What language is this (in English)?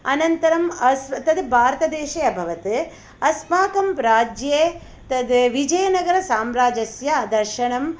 Sanskrit